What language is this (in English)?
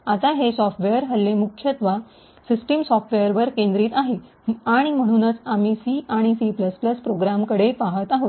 Marathi